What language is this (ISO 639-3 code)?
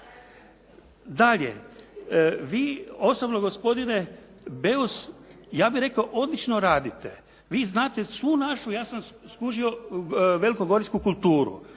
hrv